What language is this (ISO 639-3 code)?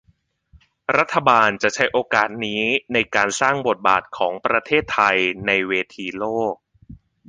tha